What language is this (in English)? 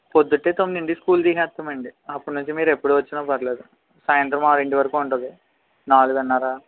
Telugu